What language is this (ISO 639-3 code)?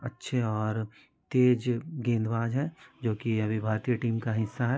hin